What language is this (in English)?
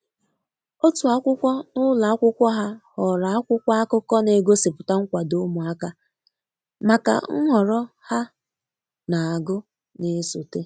Igbo